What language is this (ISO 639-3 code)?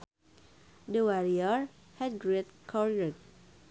sun